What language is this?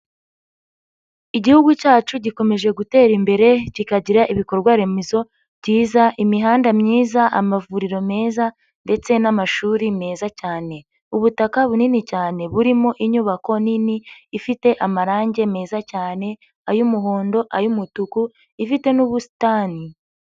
Kinyarwanda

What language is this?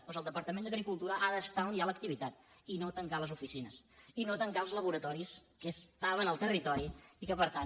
Catalan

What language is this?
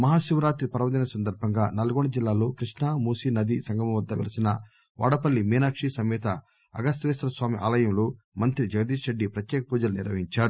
Telugu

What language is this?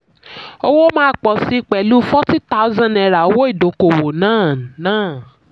Yoruba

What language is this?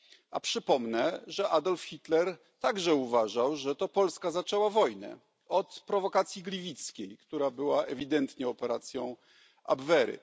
Polish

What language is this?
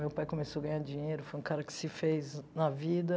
Portuguese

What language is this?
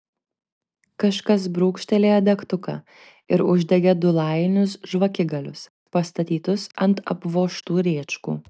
Lithuanian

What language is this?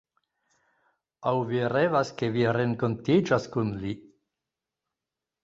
Esperanto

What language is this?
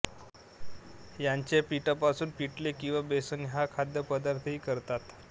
Marathi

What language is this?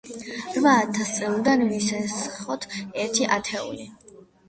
Georgian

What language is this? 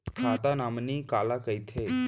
Chhattisgarhi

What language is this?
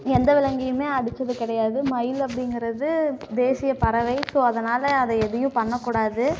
Tamil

